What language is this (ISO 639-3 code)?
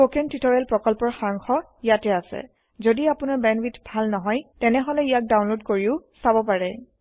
asm